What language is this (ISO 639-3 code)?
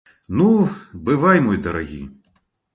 bel